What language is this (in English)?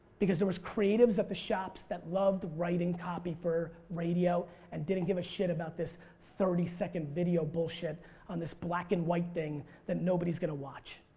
English